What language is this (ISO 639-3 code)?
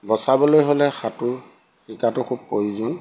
asm